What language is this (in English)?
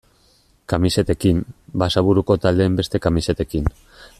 Basque